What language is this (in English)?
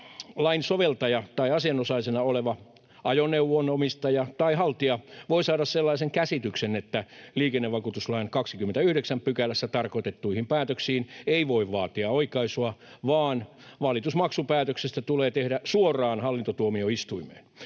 Finnish